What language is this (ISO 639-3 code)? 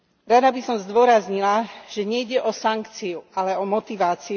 slk